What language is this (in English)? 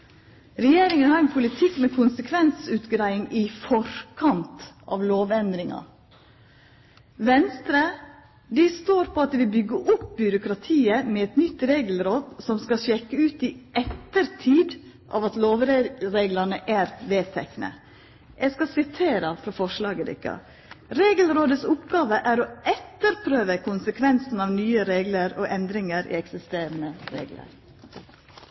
Norwegian Nynorsk